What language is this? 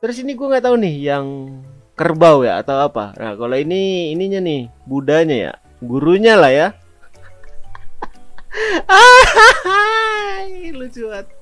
Indonesian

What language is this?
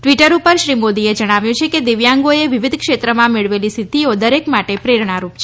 Gujarati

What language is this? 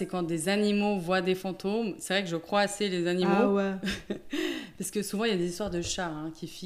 French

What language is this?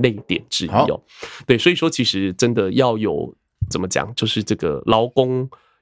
Chinese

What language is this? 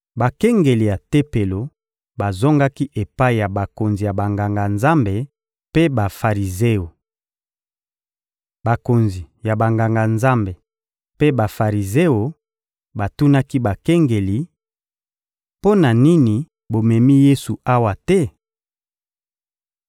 Lingala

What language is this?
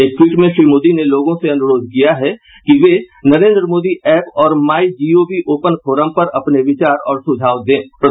Hindi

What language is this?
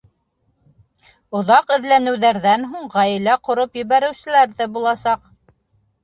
Bashkir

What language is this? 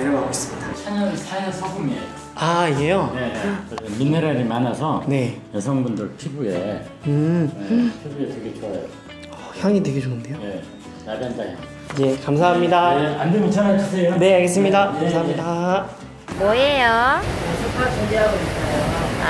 Korean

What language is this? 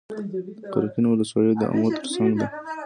Pashto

